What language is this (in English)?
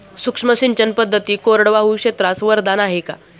Marathi